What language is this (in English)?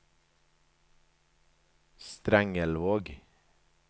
Norwegian